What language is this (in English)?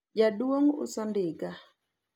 Luo (Kenya and Tanzania)